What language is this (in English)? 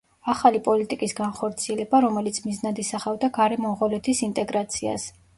Georgian